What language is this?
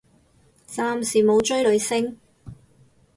Cantonese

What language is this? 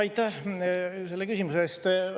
Estonian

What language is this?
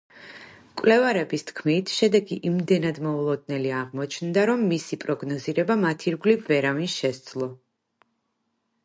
Georgian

